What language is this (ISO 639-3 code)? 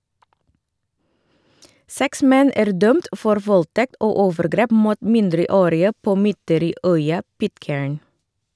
nor